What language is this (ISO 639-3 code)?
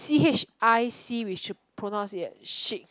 eng